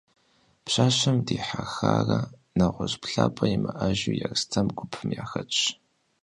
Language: Kabardian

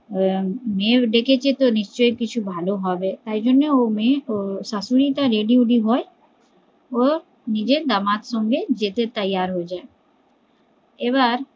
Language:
Bangla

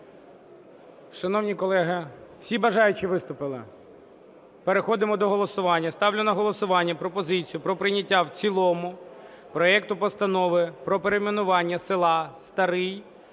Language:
Ukrainian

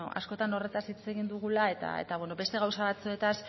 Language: Basque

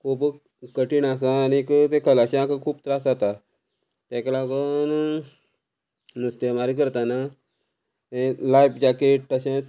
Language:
Konkani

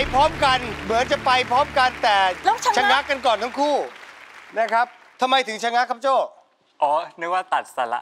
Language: Thai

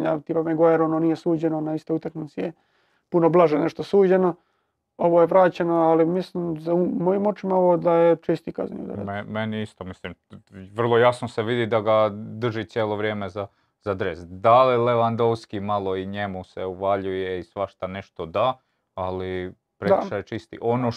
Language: Croatian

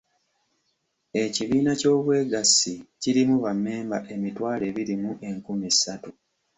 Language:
Ganda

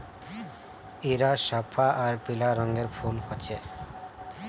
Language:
Magahi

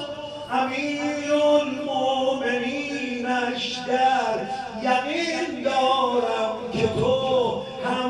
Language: Persian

